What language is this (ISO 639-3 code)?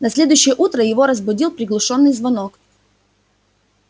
rus